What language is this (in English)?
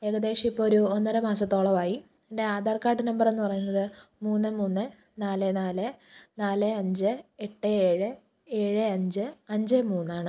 Malayalam